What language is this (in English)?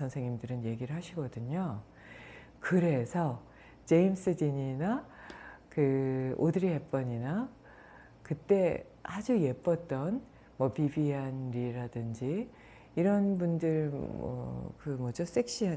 Korean